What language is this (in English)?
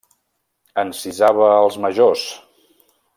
Catalan